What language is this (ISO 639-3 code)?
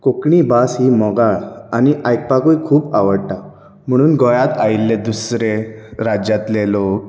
kok